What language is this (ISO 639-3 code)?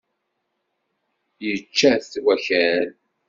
kab